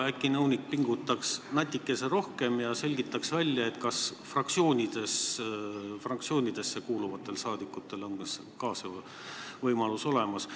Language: Estonian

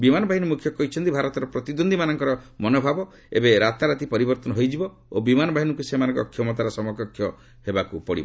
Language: Odia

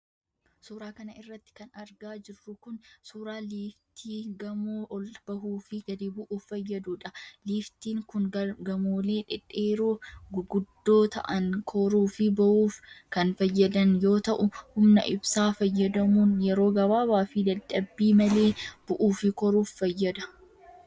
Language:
Oromo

